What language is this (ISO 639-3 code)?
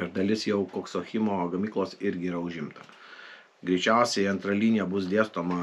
lit